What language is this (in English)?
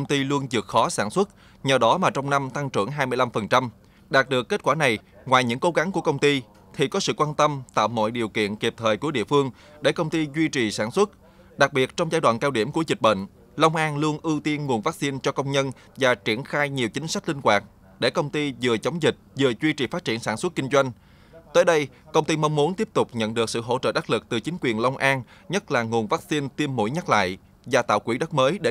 Vietnamese